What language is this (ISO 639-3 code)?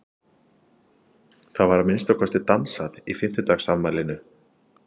isl